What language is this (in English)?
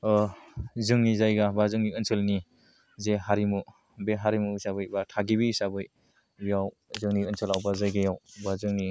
Bodo